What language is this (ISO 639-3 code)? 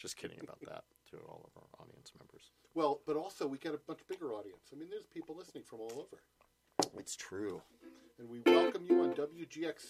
eng